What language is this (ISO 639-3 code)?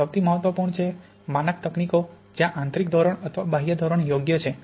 guj